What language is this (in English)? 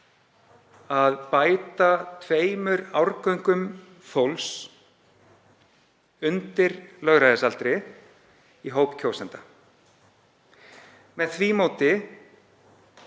Icelandic